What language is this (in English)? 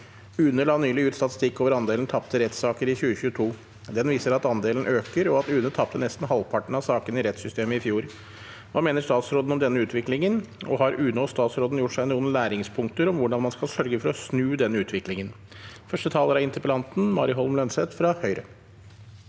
Norwegian